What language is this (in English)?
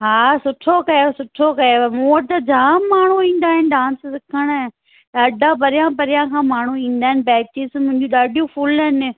Sindhi